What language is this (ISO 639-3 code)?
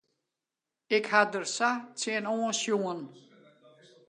fry